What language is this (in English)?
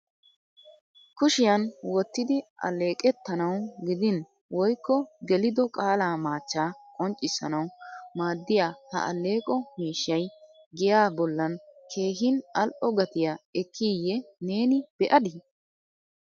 Wolaytta